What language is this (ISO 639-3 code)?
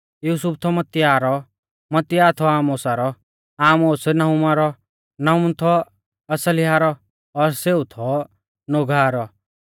bfz